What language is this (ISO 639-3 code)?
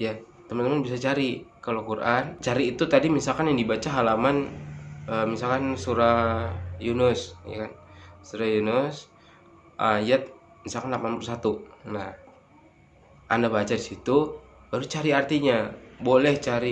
ind